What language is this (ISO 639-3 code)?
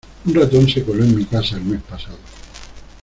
spa